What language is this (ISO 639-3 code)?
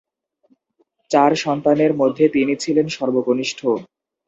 ben